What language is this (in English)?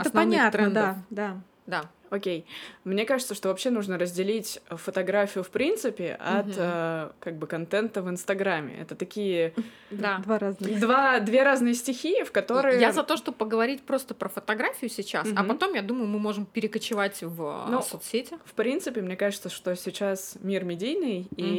Russian